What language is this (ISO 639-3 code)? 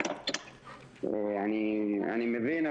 heb